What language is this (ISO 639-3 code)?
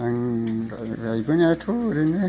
brx